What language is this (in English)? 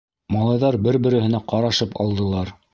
Bashkir